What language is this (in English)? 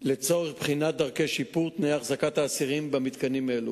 Hebrew